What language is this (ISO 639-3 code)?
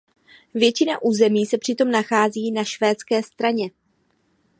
ces